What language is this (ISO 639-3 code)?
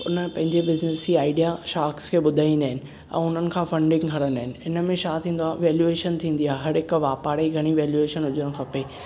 snd